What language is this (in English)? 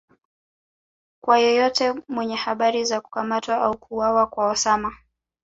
Swahili